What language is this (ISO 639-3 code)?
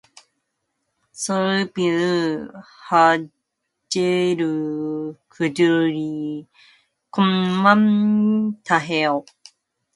kor